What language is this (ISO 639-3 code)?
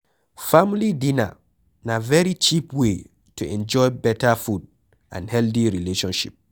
pcm